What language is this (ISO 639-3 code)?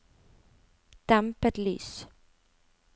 nor